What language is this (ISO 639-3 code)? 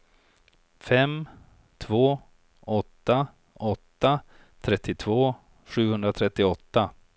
swe